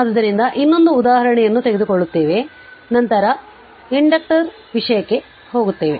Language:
Kannada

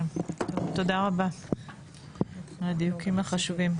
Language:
Hebrew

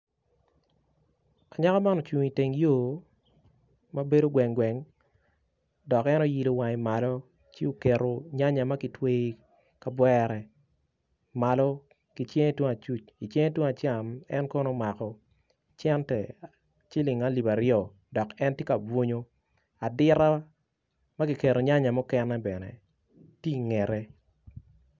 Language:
Acoli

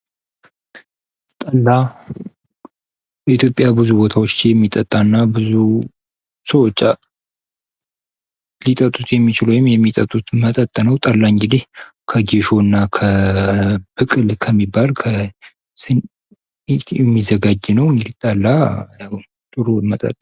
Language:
Amharic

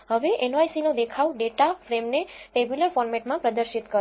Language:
Gujarati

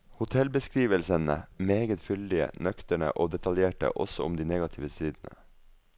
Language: Norwegian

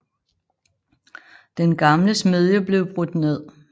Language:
Danish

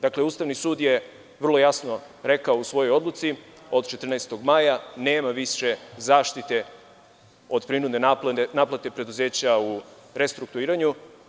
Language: Serbian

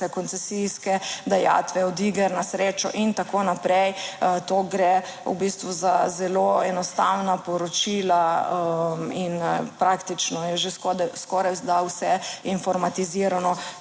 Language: Slovenian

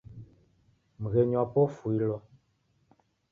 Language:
Taita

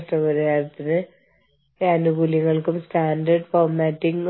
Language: Malayalam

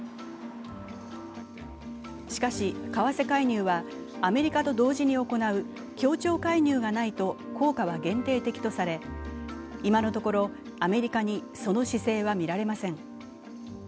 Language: Japanese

